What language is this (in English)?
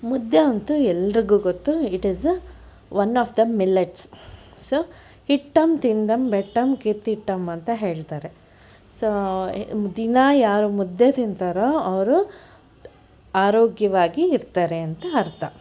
Kannada